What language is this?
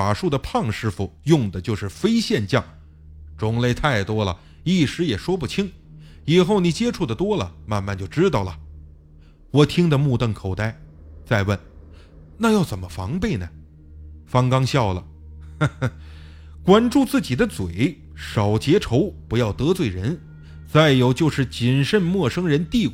Chinese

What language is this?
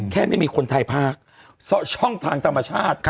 Thai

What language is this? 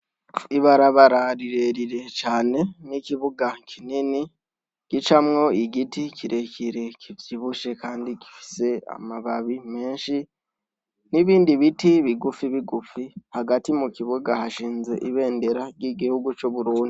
Rundi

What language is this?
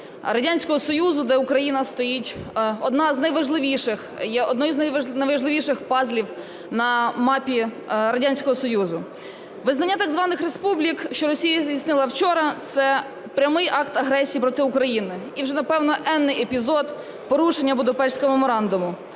Ukrainian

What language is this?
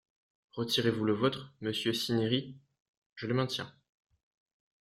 French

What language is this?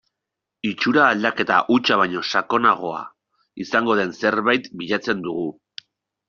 Basque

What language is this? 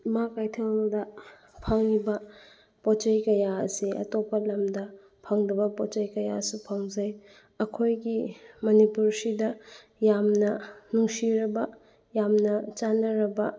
Manipuri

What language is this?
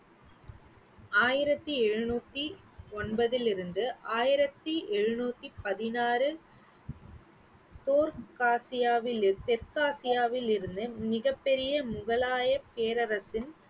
Tamil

